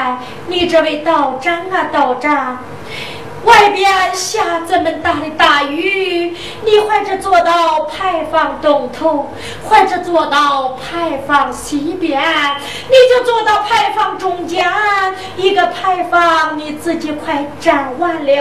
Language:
Chinese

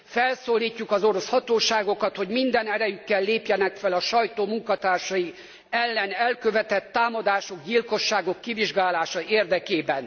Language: Hungarian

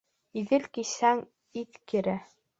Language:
Bashkir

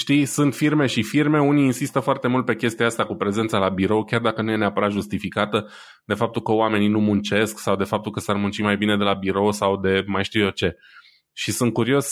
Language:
Romanian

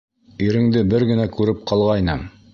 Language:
Bashkir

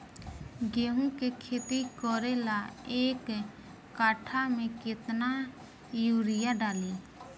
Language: Bhojpuri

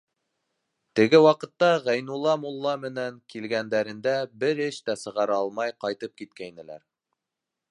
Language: Bashkir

